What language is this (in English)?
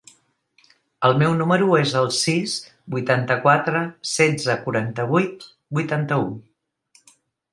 Catalan